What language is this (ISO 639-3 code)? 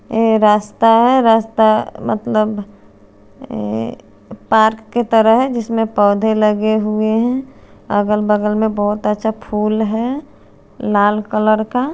hin